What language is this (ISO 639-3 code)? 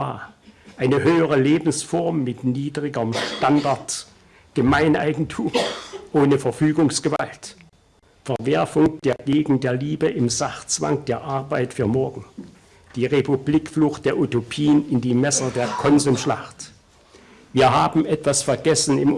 deu